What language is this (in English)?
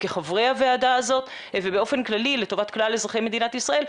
Hebrew